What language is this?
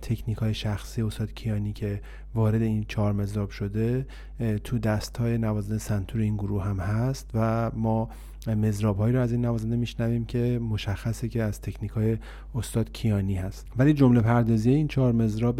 Persian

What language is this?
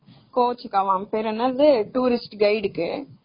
Tamil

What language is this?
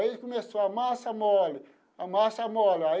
Portuguese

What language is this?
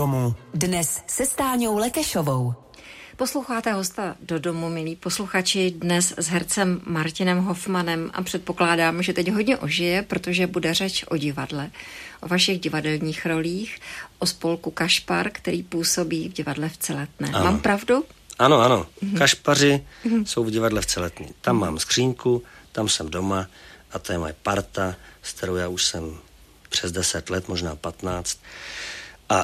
Czech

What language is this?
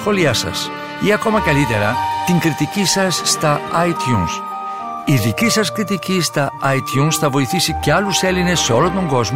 Greek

